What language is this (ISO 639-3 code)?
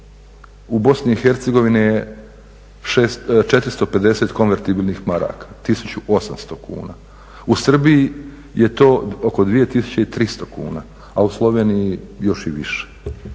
hrv